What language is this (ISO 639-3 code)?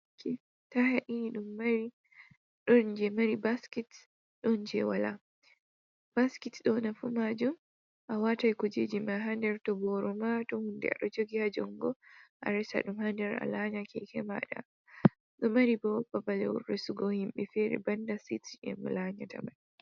ful